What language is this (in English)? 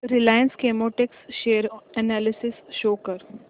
Marathi